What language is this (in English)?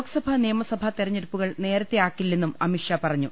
Malayalam